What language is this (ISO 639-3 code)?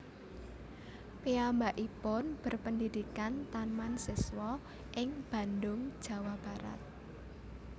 jav